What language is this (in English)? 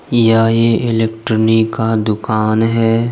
Hindi